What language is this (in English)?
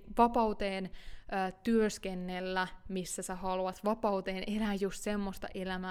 Finnish